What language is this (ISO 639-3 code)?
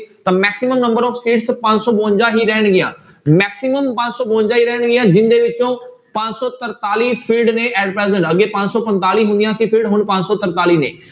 pan